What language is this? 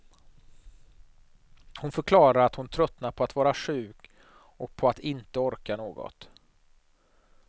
Swedish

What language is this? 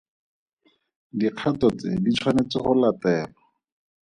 Tswana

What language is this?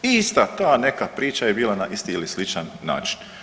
Croatian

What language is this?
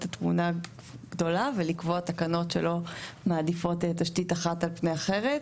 Hebrew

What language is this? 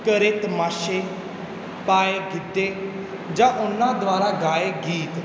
Punjabi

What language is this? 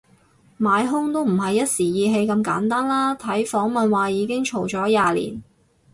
Cantonese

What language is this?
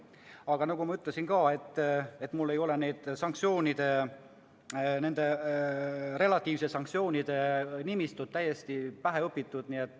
Estonian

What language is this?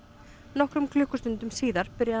Icelandic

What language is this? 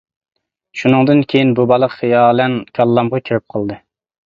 Uyghur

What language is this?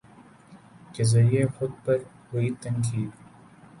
Urdu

